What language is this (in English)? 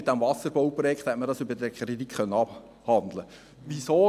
Swiss German